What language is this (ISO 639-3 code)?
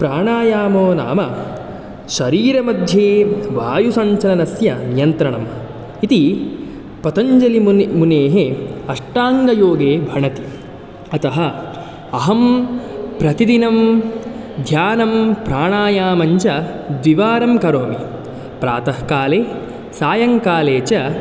san